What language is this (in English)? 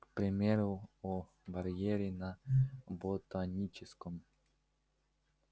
Russian